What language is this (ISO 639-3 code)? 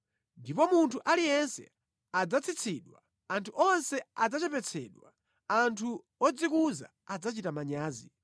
nya